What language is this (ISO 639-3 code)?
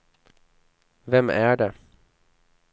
swe